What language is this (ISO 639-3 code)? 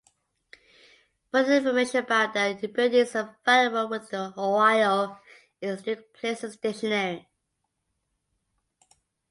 eng